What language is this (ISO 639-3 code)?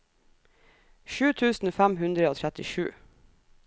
nor